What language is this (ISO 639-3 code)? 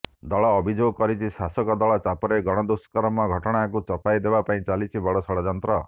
ori